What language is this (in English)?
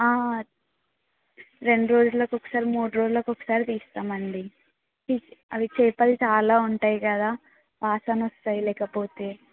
Telugu